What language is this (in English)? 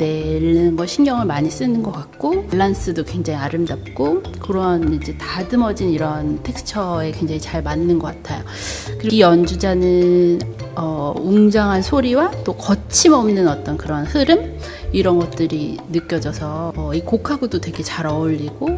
Korean